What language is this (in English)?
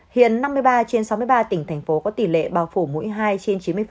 Vietnamese